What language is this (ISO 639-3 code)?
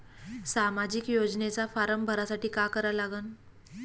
mar